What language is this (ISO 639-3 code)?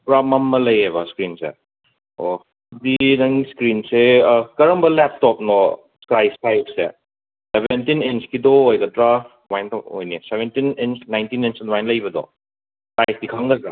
mni